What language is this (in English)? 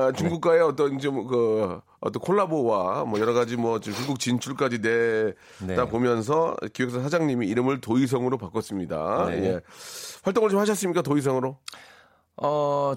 Korean